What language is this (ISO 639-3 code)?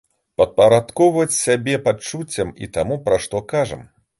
bel